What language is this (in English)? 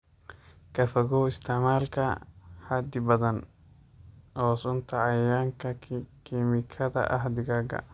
Somali